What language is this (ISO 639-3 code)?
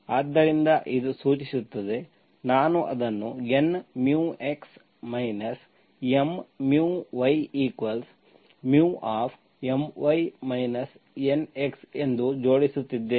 kan